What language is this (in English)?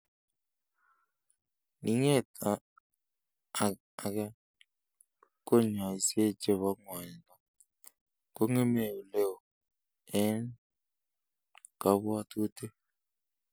Kalenjin